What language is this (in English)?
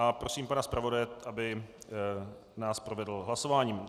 Czech